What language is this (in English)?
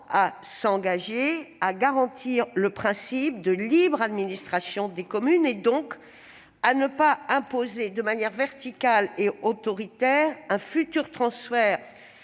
French